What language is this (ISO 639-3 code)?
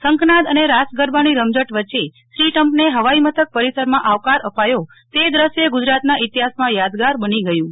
guj